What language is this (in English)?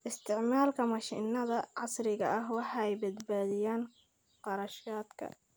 Somali